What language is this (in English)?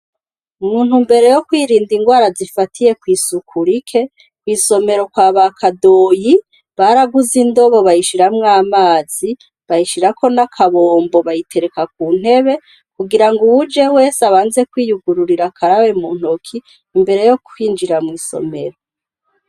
Rundi